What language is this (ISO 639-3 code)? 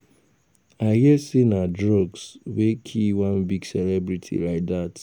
pcm